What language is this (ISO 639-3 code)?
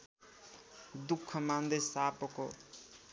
nep